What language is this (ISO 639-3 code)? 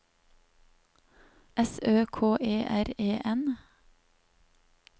nor